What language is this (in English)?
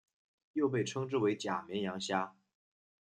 Chinese